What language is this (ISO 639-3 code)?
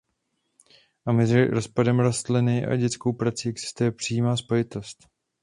ces